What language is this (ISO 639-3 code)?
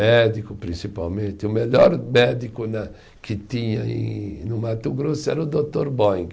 por